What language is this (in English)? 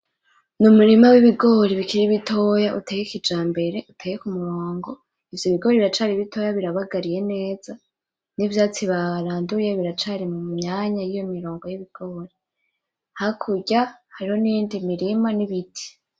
Rundi